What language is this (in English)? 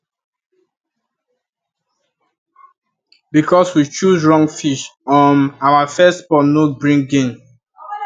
Nigerian Pidgin